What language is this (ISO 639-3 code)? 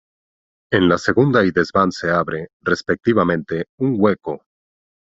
spa